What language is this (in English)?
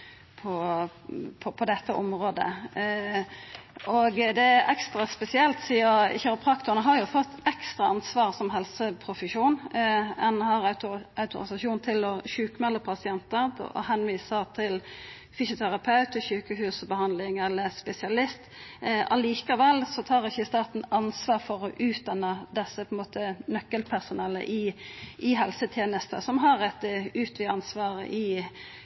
Norwegian Nynorsk